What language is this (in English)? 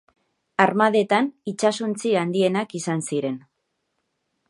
Basque